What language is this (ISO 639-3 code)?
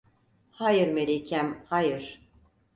tur